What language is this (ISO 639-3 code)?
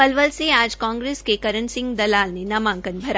hin